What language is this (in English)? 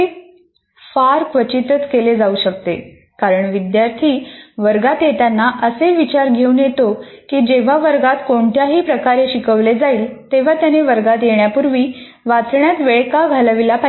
Marathi